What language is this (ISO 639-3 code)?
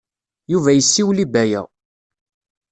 kab